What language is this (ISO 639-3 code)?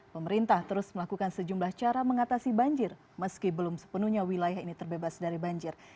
ind